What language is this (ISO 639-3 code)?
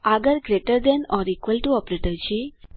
guj